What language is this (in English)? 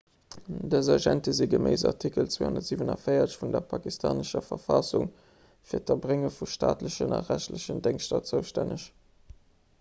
Luxembourgish